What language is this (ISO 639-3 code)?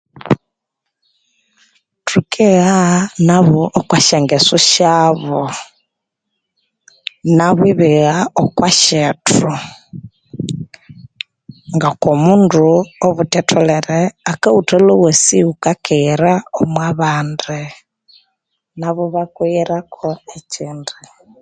koo